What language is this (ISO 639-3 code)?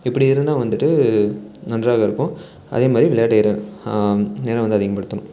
tam